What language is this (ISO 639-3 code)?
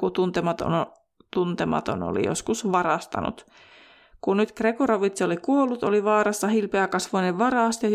fin